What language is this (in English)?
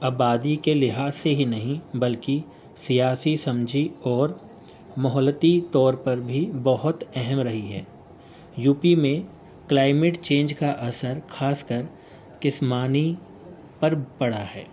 Urdu